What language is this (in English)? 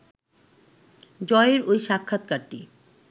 Bangla